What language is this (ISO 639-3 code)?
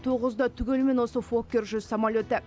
kaz